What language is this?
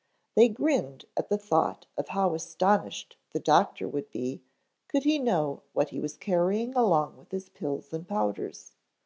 English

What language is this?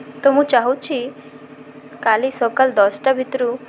Odia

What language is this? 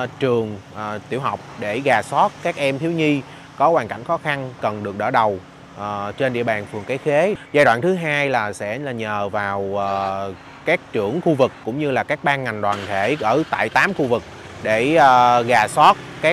Vietnamese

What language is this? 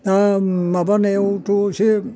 Bodo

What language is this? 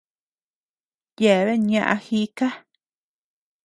Tepeuxila Cuicatec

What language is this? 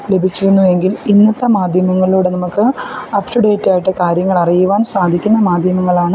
Malayalam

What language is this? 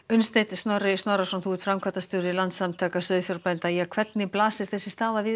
Icelandic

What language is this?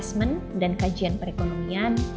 Indonesian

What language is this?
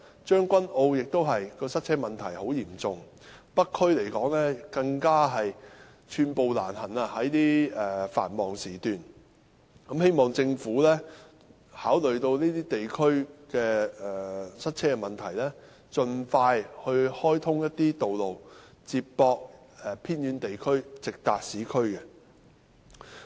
Cantonese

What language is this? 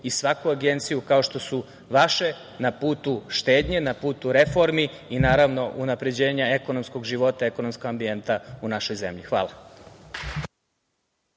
Serbian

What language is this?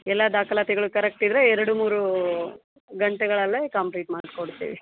Kannada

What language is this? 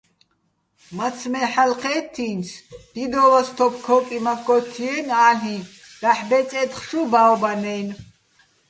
Bats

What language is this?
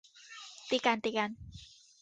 Thai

